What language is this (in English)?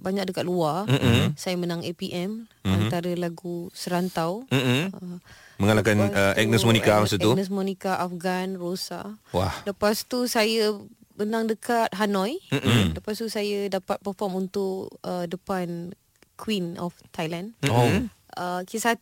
Malay